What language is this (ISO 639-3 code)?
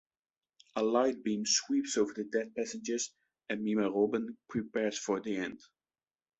eng